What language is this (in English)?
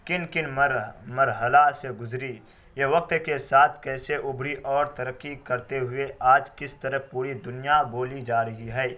Urdu